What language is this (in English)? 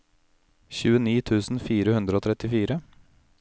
Norwegian